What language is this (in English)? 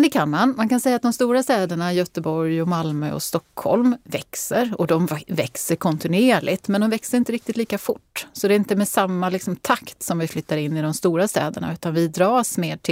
Swedish